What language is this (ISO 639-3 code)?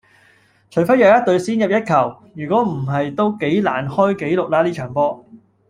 yue